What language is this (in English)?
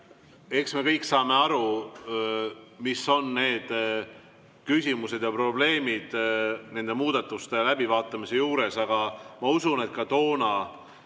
Estonian